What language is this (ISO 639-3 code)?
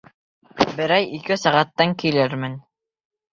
bak